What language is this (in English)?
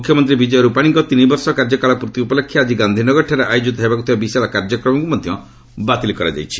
Odia